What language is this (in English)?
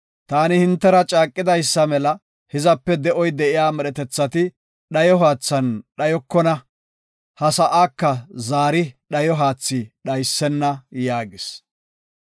Gofa